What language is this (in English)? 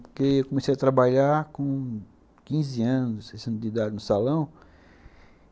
Portuguese